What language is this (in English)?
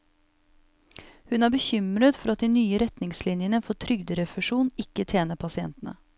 Norwegian